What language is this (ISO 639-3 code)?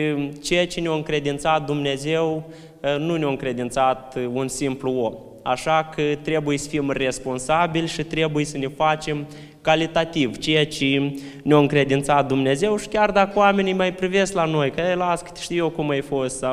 ron